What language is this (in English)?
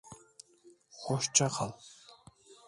Turkish